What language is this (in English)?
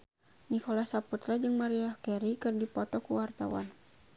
Sundanese